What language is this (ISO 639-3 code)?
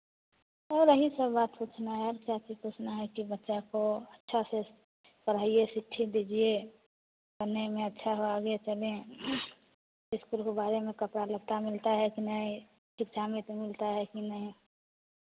hin